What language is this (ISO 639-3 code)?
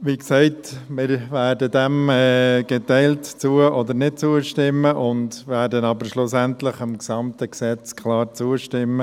gsw